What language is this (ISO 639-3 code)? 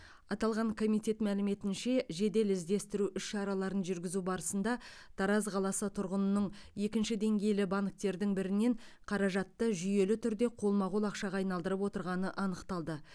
kaz